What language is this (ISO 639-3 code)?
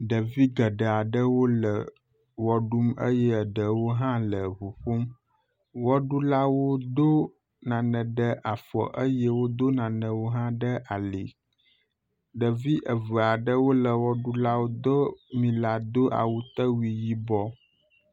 ewe